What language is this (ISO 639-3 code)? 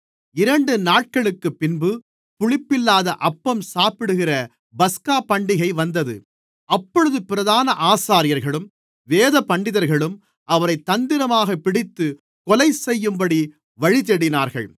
tam